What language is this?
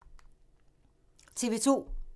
Danish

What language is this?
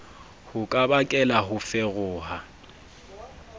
Southern Sotho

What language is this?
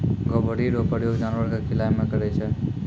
Maithili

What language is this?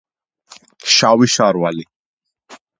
Georgian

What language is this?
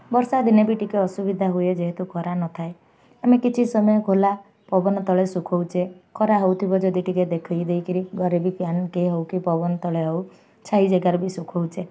Odia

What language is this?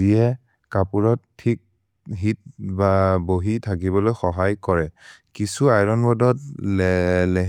Maria (India)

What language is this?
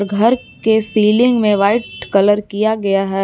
Hindi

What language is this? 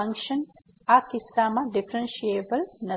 Gujarati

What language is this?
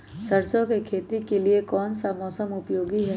Magahi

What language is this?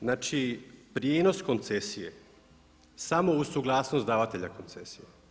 Croatian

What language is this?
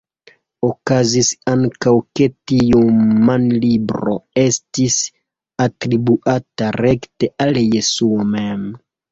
Esperanto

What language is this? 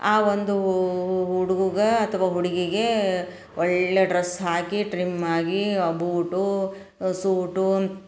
Kannada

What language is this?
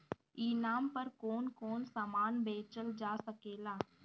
Bhojpuri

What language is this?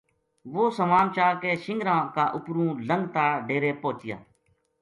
Gujari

